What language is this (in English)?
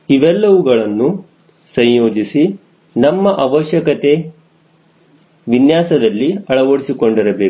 Kannada